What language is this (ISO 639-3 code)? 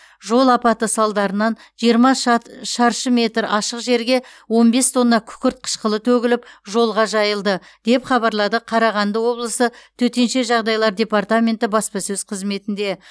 kaz